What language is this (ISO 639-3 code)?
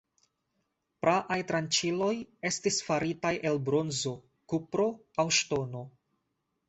epo